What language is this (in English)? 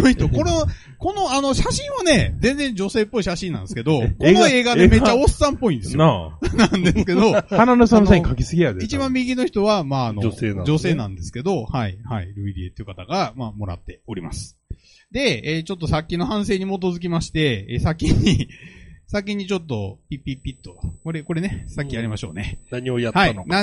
Japanese